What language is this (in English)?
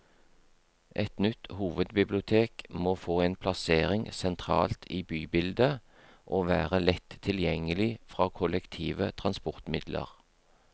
Norwegian